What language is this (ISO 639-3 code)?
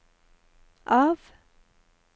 nor